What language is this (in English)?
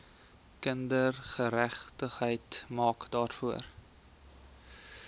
Afrikaans